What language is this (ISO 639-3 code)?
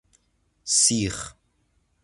fas